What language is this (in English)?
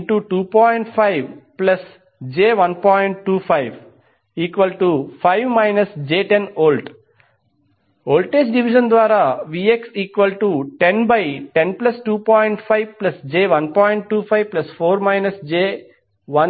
Telugu